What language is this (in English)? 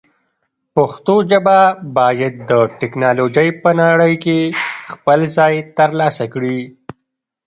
Pashto